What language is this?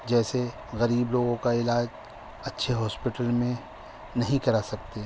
Urdu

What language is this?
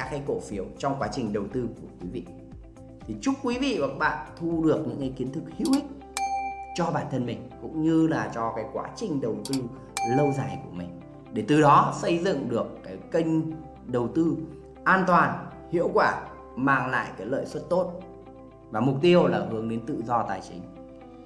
Vietnamese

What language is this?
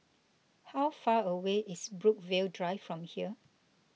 English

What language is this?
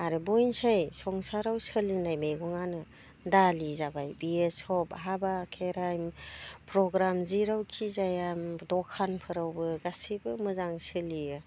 Bodo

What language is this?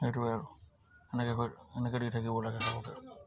Assamese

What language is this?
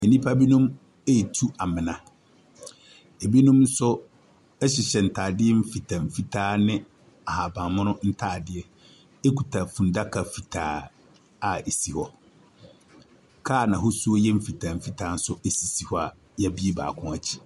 Akan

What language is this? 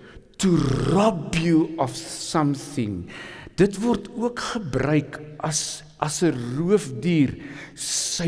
Dutch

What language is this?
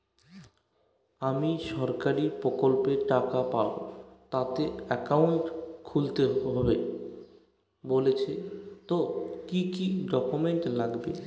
Bangla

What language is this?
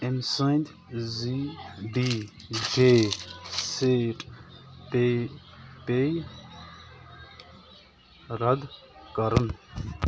Kashmiri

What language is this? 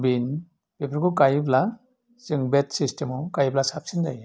Bodo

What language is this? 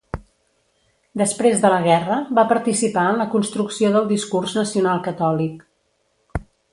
Catalan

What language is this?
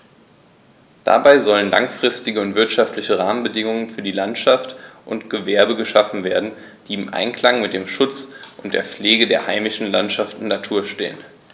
German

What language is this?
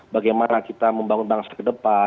Indonesian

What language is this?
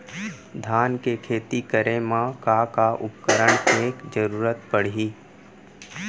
Chhattisgarhi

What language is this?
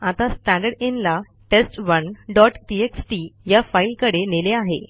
Marathi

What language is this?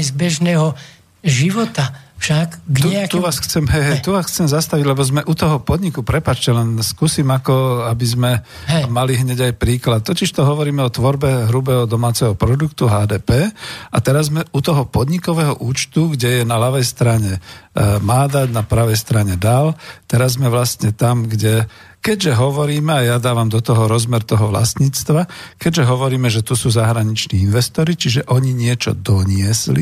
Slovak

